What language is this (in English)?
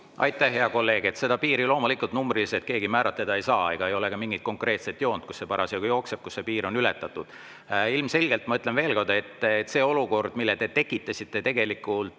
Estonian